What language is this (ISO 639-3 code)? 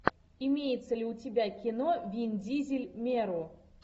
rus